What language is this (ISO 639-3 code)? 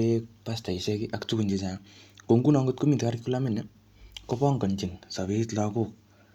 kln